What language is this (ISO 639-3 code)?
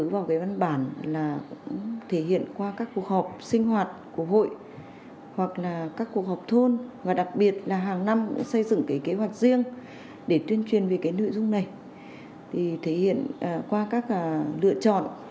vie